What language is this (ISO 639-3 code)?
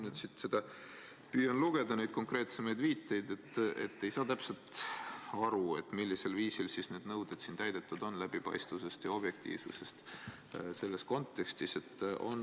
est